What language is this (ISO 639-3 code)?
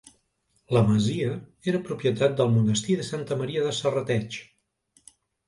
cat